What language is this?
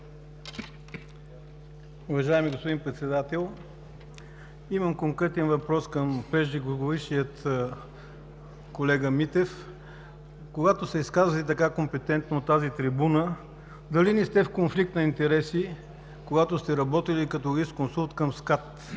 Bulgarian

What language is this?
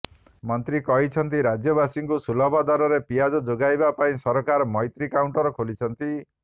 Odia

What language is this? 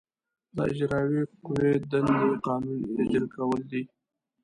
Pashto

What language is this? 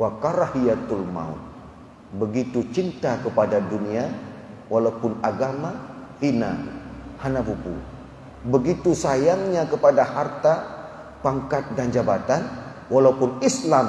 Malay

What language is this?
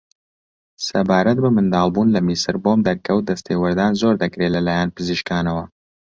Central Kurdish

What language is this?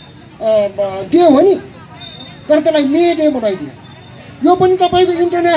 Korean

